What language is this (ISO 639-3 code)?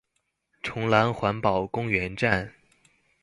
zho